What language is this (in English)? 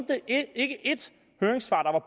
Danish